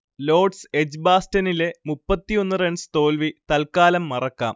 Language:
Malayalam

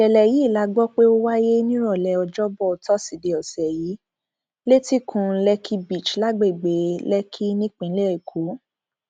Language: Yoruba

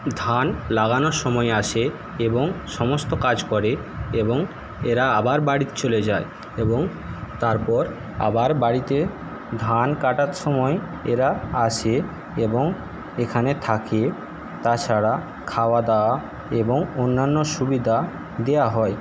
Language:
Bangla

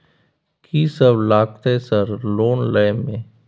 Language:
Maithili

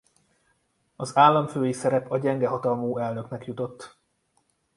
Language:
Hungarian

